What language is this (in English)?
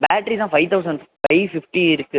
Tamil